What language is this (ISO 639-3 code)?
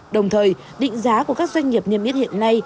vie